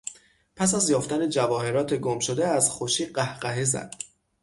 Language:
Persian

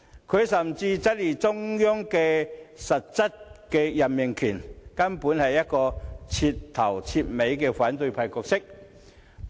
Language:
Cantonese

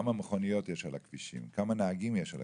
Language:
Hebrew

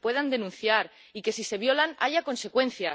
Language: Spanish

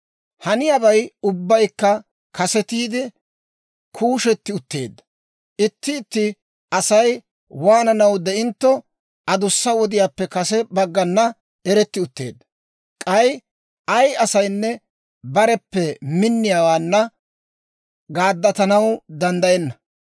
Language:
Dawro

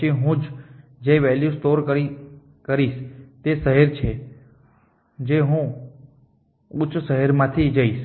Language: Gujarati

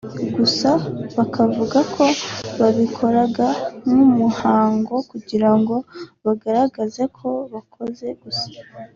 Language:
Kinyarwanda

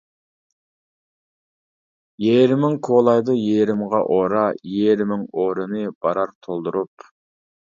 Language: Uyghur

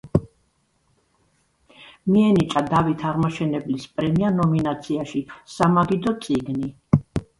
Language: Georgian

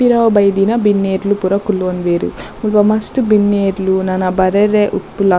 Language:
Tulu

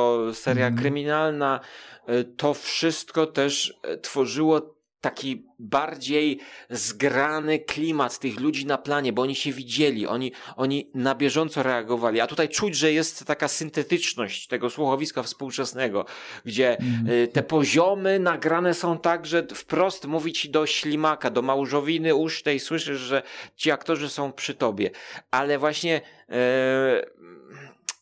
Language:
Polish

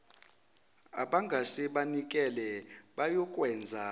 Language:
Zulu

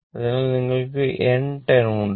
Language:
Malayalam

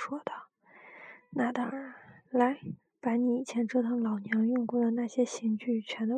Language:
Chinese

